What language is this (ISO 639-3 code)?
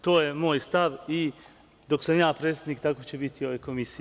srp